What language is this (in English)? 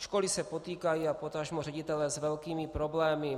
Czech